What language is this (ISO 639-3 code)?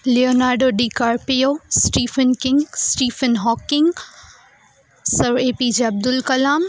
guj